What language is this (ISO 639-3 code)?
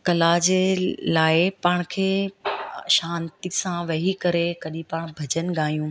snd